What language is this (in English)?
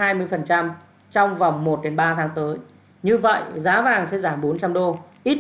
Vietnamese